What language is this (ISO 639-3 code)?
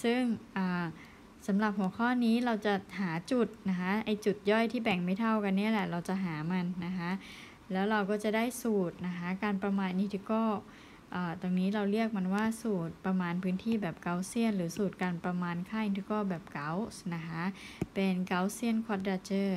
tha